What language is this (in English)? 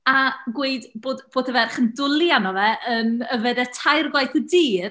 Welsh